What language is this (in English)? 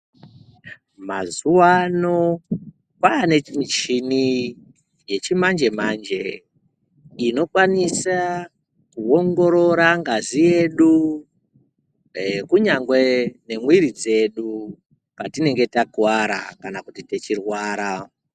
Ndau